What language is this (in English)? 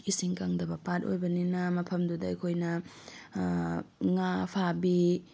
Manipuri